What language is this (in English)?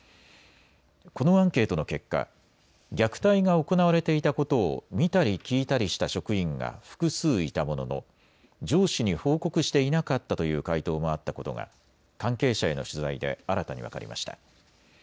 Japanese